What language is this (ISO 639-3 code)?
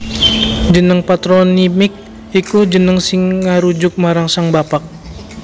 jav